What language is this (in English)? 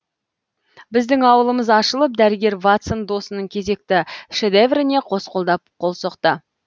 Kazakh